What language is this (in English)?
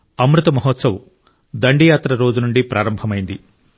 Telugu